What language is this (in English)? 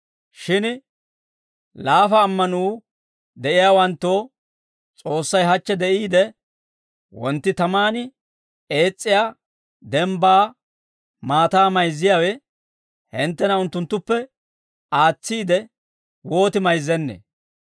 Dawro